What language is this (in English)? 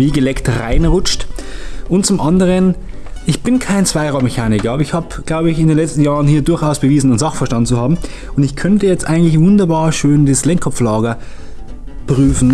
German